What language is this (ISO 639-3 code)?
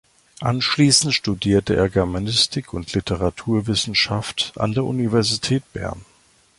deu